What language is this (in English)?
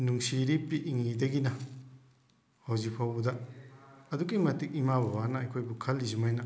Manipuri